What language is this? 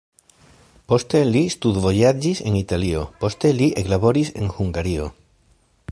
Esperanto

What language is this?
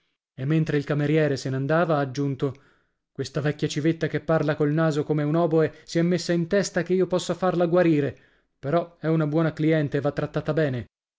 Italian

